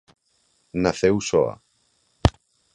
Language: Galician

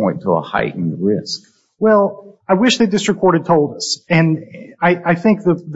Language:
English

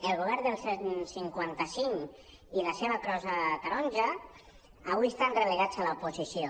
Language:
Catalan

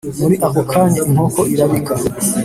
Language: Kinyarwanda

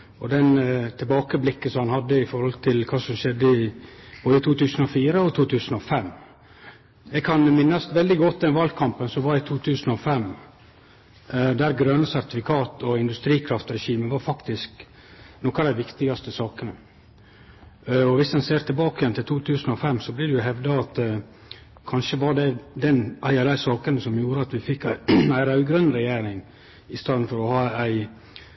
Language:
Norwegian Nynorsk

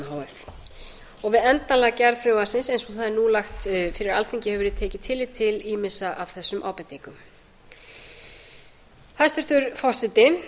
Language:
Icelandic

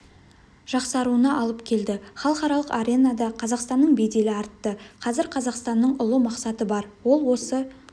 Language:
Kazakh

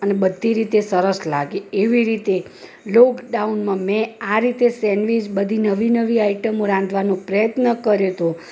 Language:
Gujarati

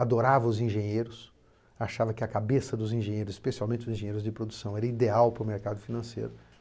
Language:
Portuguese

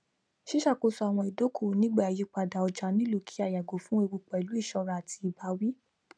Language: Yoruba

